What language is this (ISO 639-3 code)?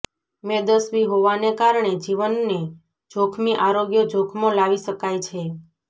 guj